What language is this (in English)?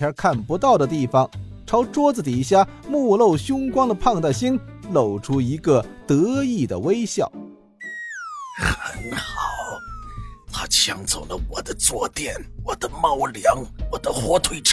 Chinese